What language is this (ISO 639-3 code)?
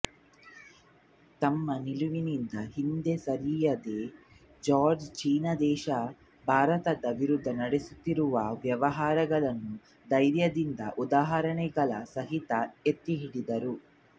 kan